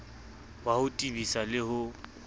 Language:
Southern Sotho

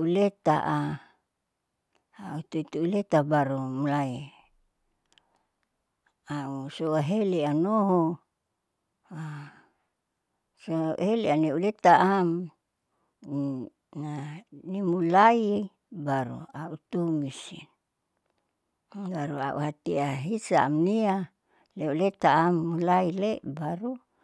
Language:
Saleman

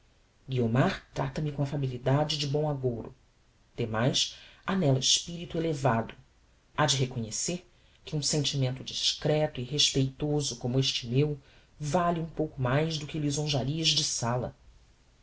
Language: Portuguese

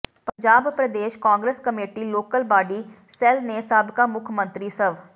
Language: Punjabi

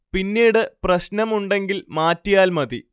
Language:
Malayalam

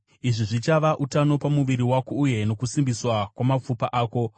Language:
Shona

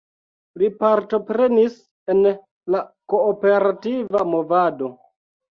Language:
Esperanto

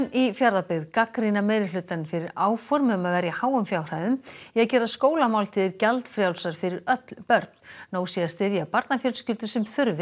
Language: Icelandic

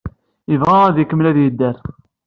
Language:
Kabyle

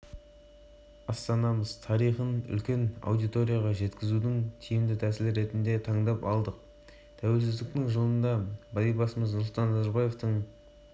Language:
Kazakh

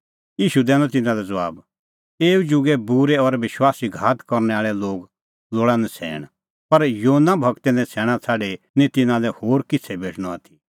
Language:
Kullu Pahari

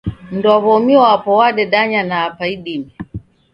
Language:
Taita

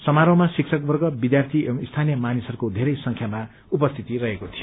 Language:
Nepali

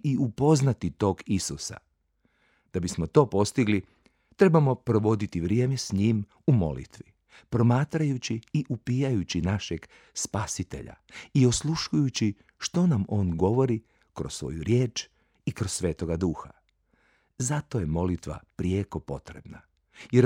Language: Croatian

